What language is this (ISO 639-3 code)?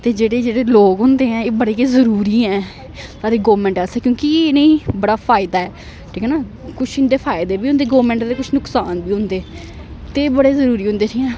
doi